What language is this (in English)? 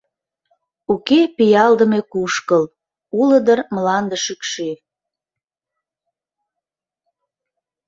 Mari